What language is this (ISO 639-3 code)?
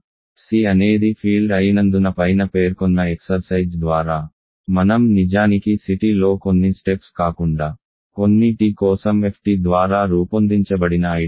tel